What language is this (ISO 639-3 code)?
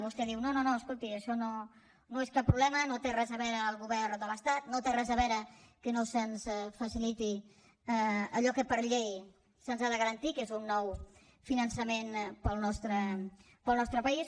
cat